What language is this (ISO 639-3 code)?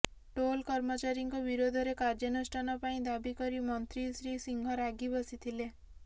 ori